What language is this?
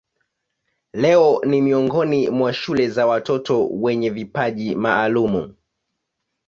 Swahili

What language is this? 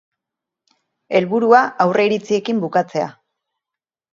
Basque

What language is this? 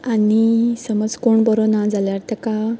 Konkani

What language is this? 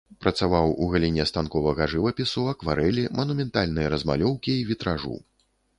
Belarusian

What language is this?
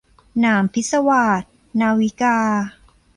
Thai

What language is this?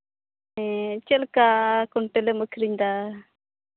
Santali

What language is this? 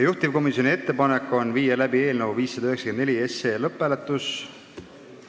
Estonian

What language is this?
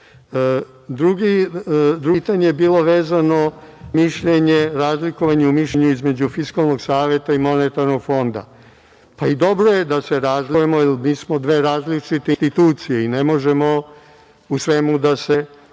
Serbian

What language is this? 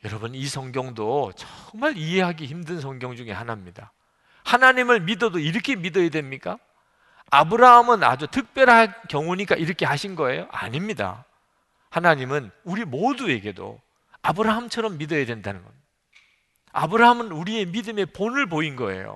Korean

